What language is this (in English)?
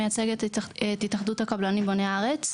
Hebrew